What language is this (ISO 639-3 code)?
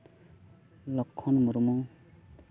sat